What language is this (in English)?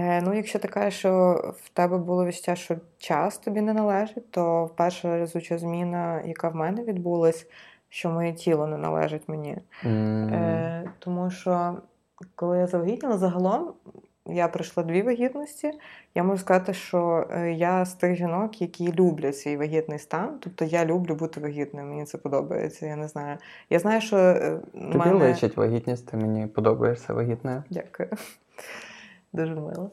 Ukrainian